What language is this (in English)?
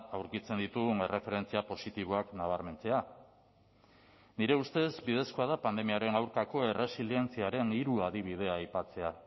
Basque